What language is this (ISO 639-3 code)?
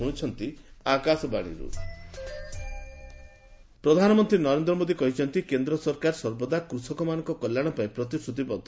ori